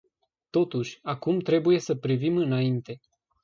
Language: Romanian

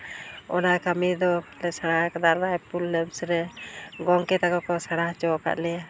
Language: Santali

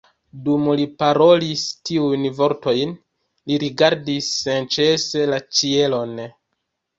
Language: Esperanto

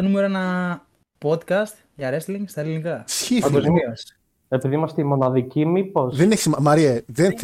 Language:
Greek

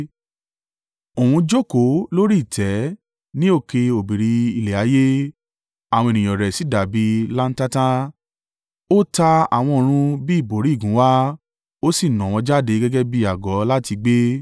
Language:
Yoruba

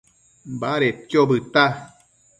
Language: Matsés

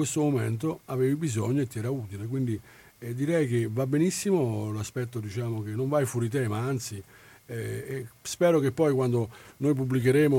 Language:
Italian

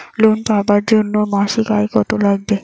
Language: Bangla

